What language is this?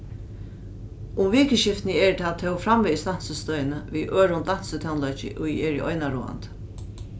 Faroese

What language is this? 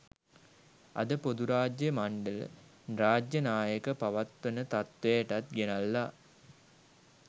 Sinhala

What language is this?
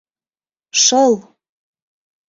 Mari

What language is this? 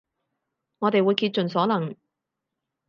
Cantonese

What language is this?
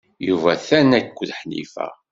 Kabyle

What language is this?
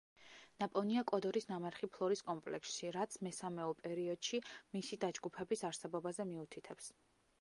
Georgian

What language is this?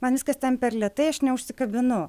Lithuanian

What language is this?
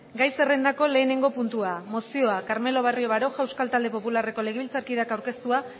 Basque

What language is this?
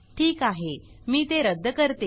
Marathi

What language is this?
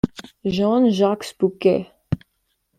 Spanish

